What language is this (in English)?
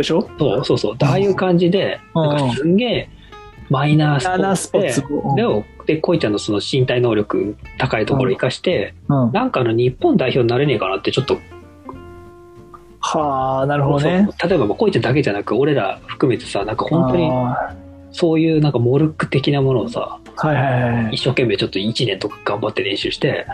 Japanese